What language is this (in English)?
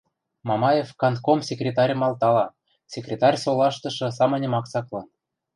Western Mari